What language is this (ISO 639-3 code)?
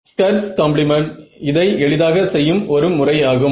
tam